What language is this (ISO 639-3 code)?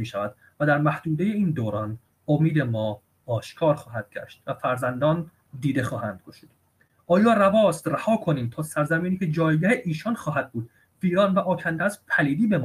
fas